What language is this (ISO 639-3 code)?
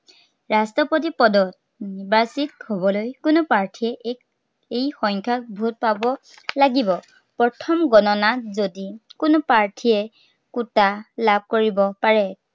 asm